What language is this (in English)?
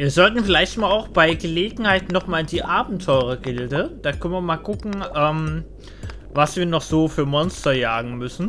German